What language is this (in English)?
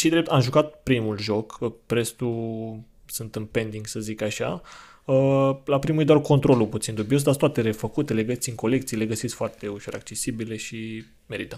Romanian